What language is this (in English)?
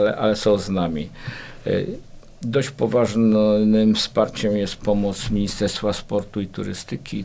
Polish